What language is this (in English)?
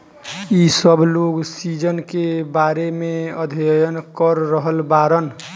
Bhojpuri